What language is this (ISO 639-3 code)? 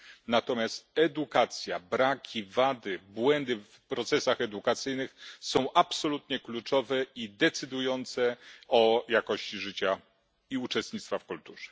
pol